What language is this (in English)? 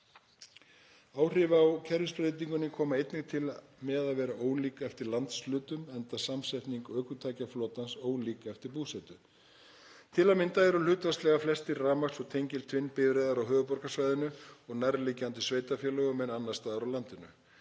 Icelandic